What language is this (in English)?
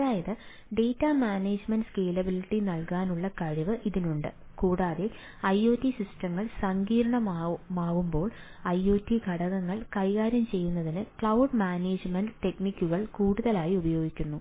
Malayalam